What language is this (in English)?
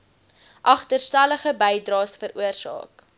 Afrikaans